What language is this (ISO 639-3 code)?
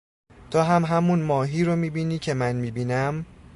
fas